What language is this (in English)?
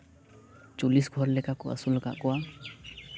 Santali